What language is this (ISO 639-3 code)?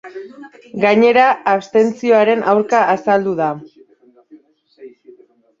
eus